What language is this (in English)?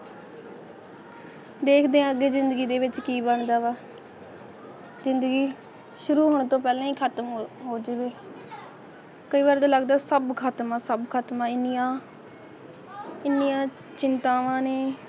Punjabi